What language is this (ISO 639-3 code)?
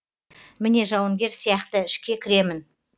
kaz